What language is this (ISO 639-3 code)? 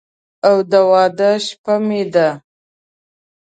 pus